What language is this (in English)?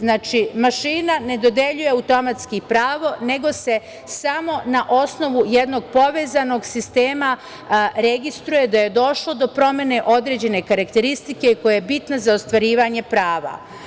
Serbian